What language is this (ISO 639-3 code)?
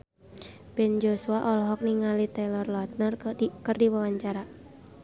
sun